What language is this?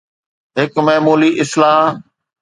Sindhi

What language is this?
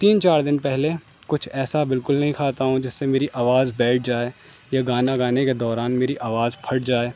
Urdu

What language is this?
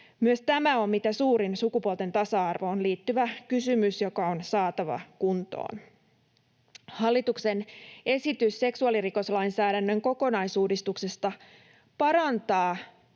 Finnish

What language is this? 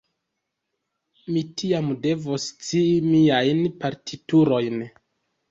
Esperanto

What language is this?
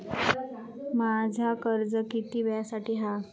Marathi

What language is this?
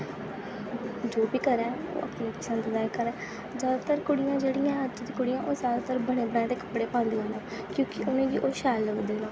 Dogri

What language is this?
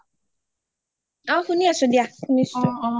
Assamese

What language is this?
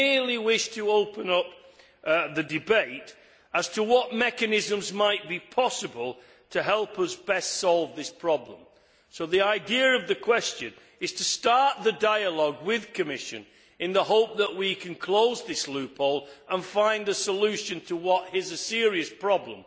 English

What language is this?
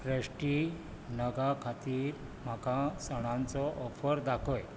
Konkani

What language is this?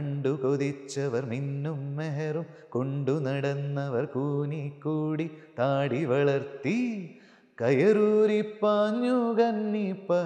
Malayalam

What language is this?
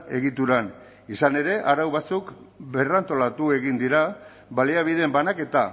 Basque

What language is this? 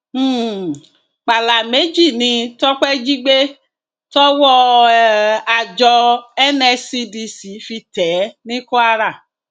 Yoruba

